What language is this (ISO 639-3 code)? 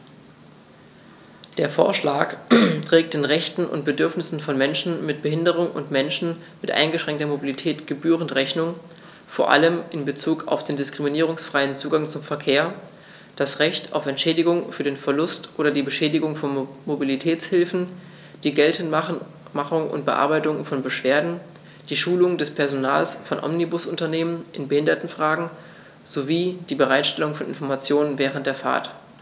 deu